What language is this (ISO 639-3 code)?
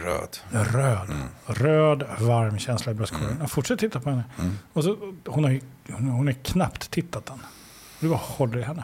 swe